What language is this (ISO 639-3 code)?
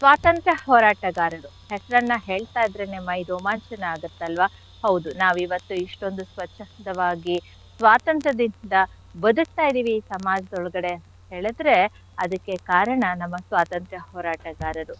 kan